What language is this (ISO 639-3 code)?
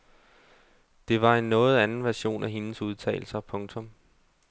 dan